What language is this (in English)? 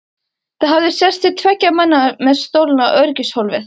Icelandic